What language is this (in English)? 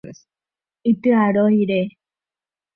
Guarani